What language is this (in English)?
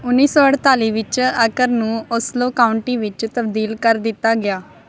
Punjabi